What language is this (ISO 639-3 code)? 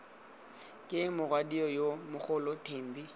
tsn